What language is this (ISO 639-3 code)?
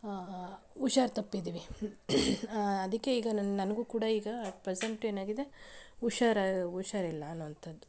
kan